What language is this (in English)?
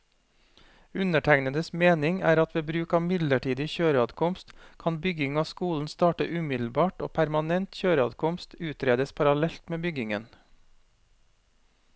Norwegian